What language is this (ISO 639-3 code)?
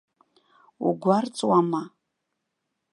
abk